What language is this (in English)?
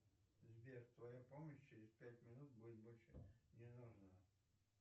Russian